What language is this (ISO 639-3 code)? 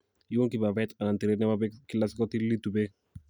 kln